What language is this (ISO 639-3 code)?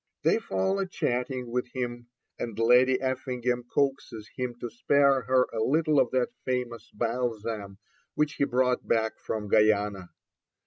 eng